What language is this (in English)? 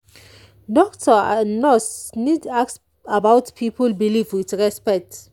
Nigerian Pidgin